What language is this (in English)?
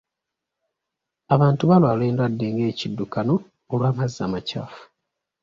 Ganda